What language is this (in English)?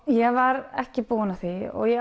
Icelandic